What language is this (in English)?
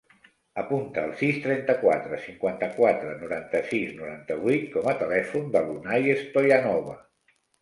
Catalan